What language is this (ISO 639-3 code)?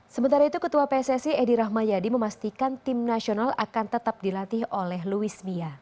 ind